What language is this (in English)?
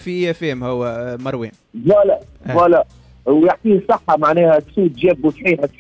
Arabic